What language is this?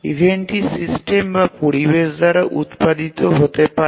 Bangla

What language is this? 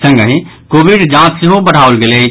Maithili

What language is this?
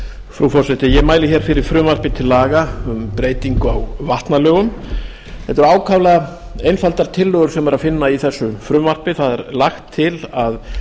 Icelandic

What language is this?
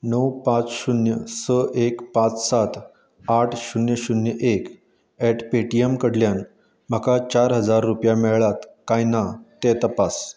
Konkani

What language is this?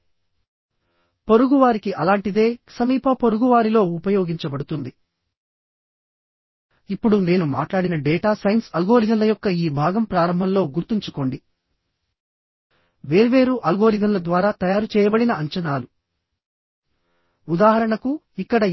Telugu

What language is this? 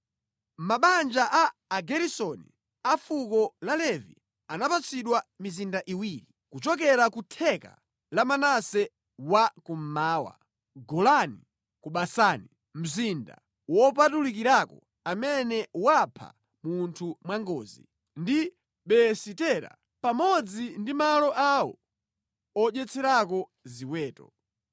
Nyanja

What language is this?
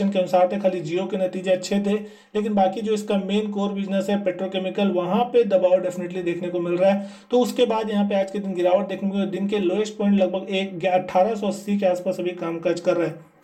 Hindi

